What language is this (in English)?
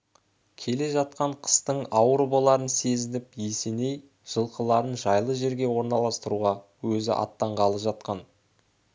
Kazakh